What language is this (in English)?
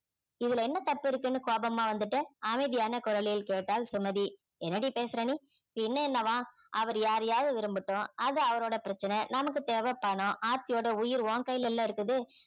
Tamil